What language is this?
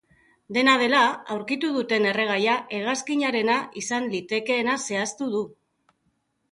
Basque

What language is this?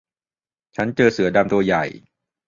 Thai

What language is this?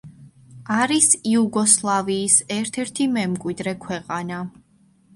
Georgian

